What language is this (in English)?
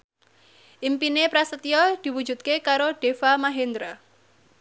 Javanese